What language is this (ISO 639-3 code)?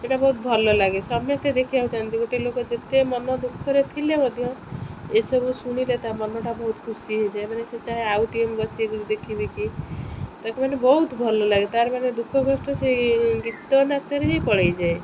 ori